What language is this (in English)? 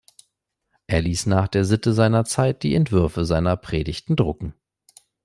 German